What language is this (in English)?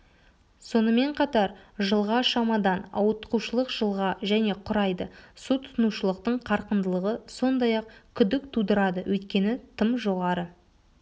Kazakh